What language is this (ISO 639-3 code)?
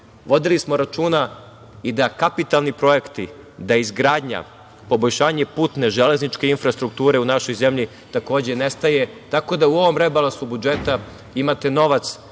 srp